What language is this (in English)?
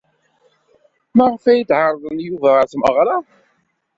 Kabyle